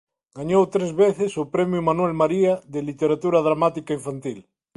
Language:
Galician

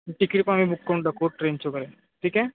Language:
Marathi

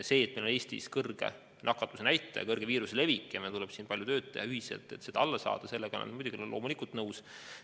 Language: Estonian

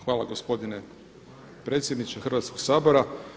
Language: Croatian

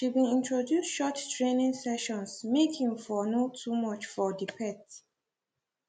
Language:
Nigerian Pidgin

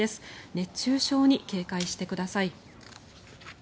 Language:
Japanese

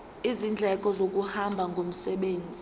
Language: Zulu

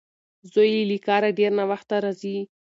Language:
Pashto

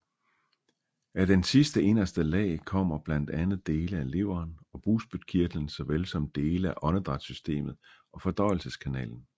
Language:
Danish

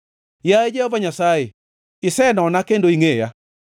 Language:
Luo (Kenya and Tanzania)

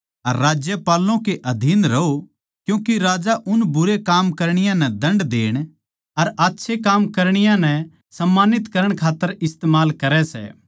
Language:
Haryanvi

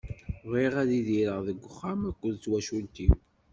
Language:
Kabyle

